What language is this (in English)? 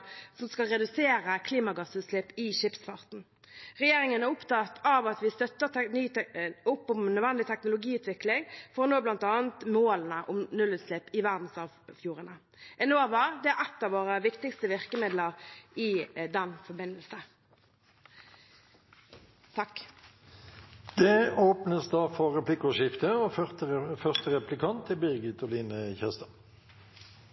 Norwegian